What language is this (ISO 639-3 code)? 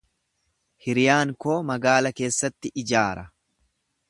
orm